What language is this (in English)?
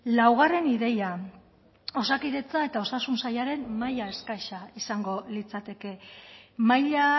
Basque